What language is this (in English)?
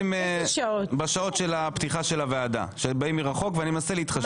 Hebrew